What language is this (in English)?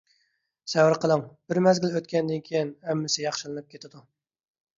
Uyghur